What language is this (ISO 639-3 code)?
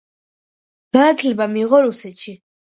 kat